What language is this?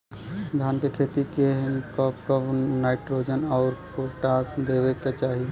Bhojpuri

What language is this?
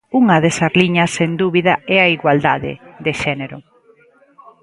Galician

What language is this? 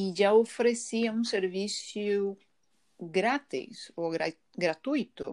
Spanish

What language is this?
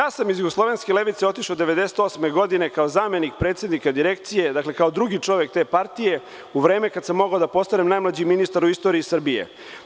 Serbian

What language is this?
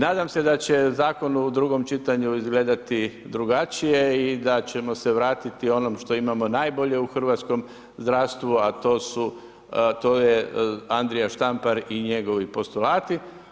Croatian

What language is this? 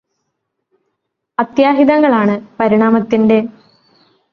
Malayalam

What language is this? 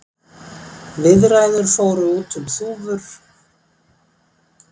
Icelandic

